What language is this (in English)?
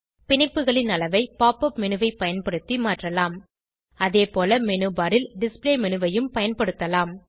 Tamil